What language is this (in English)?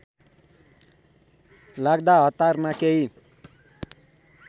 Nepali